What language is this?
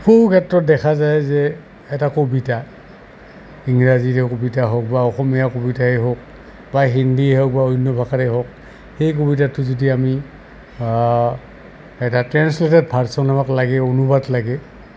Assamese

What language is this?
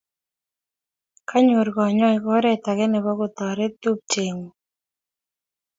Kalenjin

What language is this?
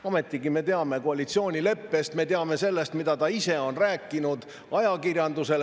Estonian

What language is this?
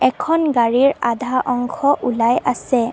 Assamese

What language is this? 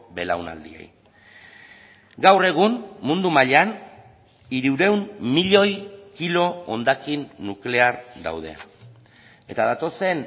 Basque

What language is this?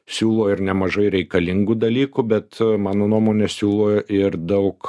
Lithuanian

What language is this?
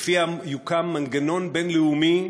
Hebrew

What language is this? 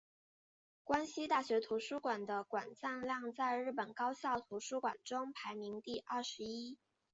Chinese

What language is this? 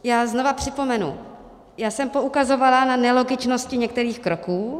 Czech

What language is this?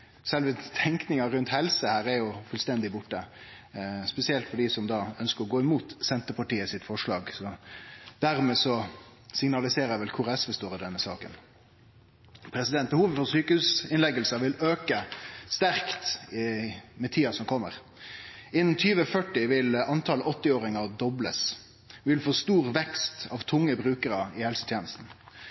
Norwegian Nynorsk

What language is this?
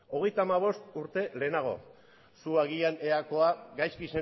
Basque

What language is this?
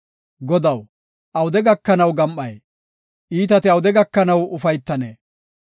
Gofa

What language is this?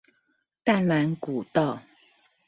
Chinese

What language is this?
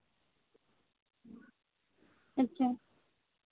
Santali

